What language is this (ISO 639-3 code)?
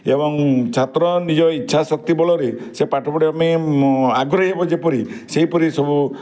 ori